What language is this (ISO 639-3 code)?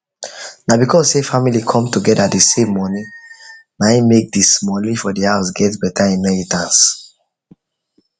pcm